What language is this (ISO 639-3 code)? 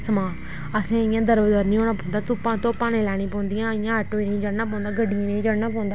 doi